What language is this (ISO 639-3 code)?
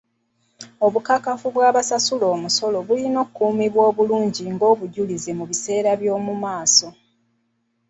lug